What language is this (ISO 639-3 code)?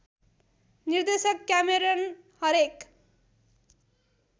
nep